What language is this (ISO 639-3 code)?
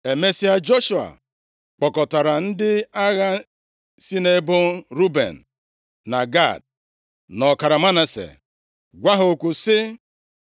ibo